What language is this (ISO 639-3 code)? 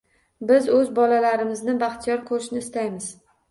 uzb